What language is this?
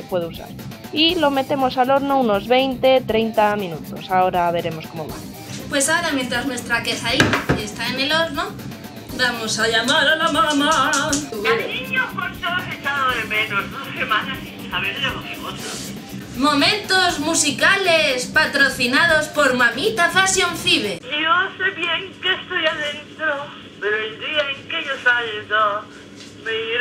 Spanish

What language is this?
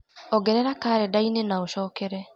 Kikuyu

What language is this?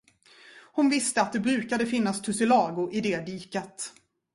Swedish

